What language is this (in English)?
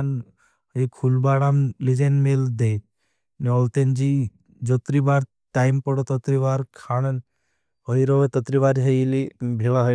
Bhili